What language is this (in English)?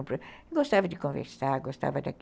Portuguese